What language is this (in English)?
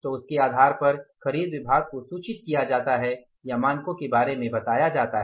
Hindi